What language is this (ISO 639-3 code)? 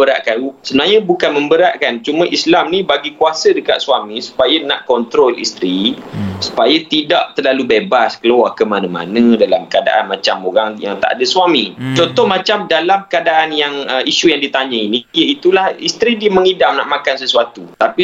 msa